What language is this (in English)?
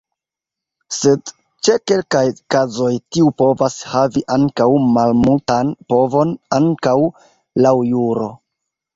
Esperanto